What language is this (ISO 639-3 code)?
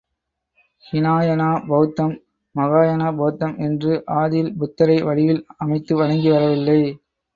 tam